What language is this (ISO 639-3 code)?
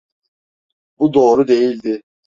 tur